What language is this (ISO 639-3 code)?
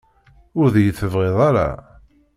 kab